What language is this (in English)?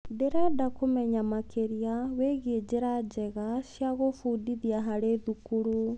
Kikuyu